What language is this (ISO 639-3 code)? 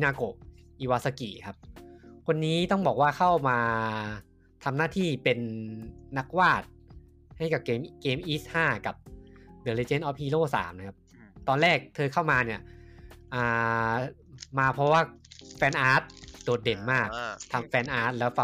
tha